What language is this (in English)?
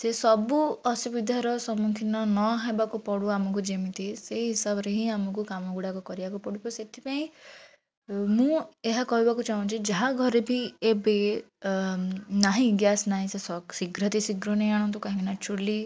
Odia